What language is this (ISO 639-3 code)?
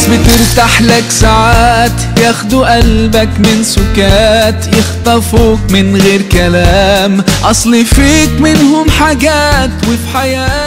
ara